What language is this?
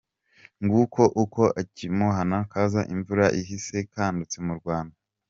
Kinyarwanda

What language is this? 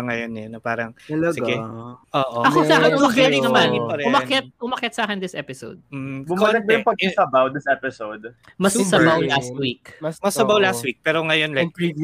Filipino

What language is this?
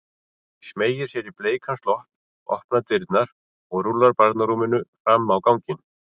Icelandic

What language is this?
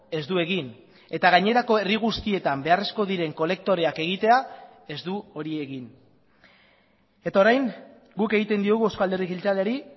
Basque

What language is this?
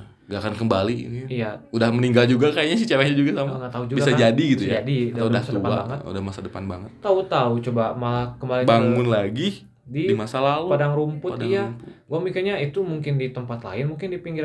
Indonesian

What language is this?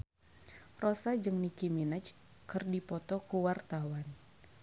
Sundanese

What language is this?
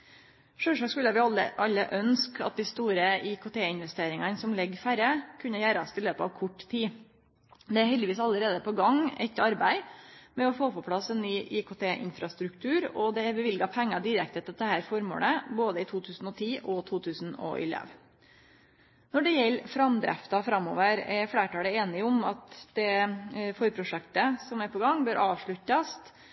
Norwegian Nynorsk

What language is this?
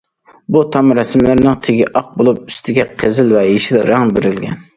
Uyghur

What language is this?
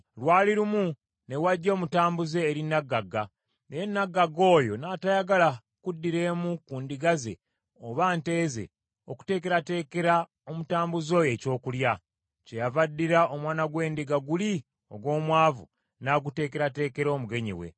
Ganda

